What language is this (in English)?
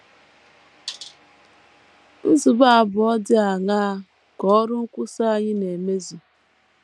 Igbo